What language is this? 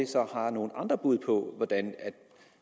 Danish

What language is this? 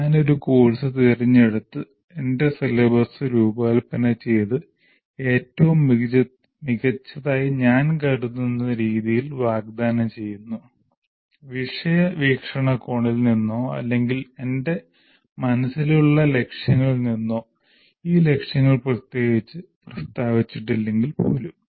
Malayalam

